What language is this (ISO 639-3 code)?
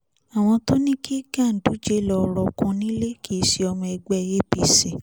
yor